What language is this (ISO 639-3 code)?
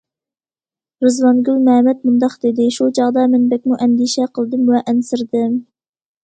uig